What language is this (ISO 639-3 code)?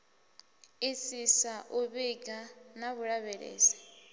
ven